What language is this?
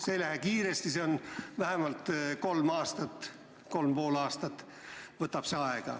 Estonian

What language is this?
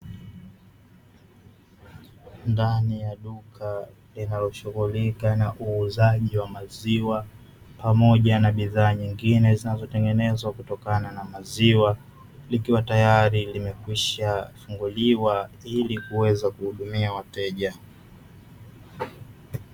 Swahili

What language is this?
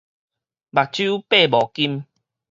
Min Nan Chinese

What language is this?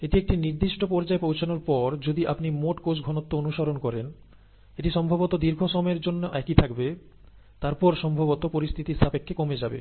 Bangla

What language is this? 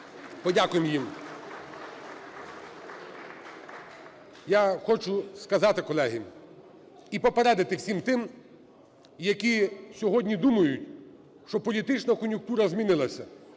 Ukrainian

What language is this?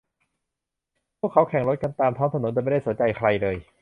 Thai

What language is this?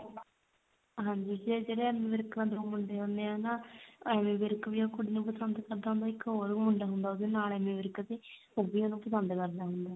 Punjabi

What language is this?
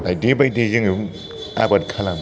Bodo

